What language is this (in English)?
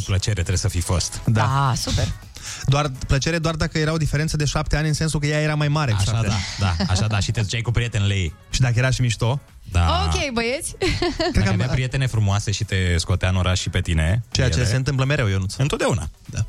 Romanian